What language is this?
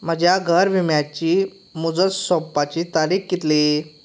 Konkani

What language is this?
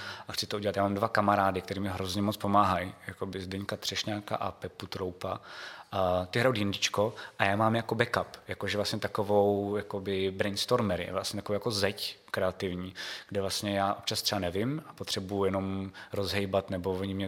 Czech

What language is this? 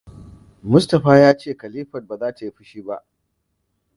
Hausa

